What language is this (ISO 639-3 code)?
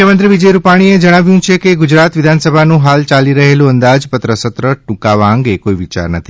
guj